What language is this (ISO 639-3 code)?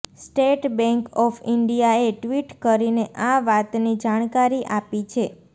guj